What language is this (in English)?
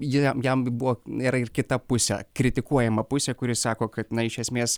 Lithuanian